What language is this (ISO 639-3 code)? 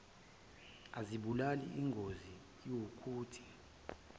zul